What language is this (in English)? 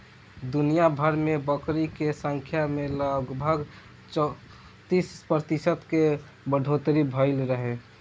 Bhojpuri